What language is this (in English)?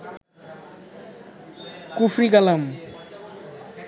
Bangla